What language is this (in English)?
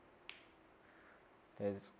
Marathi